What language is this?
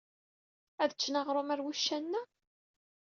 Kabyle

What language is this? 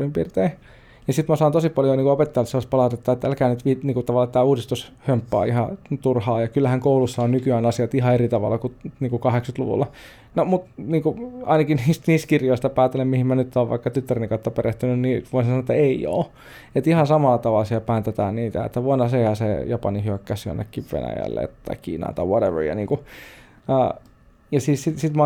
Finnish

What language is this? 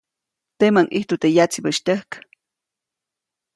Copainalá Zoque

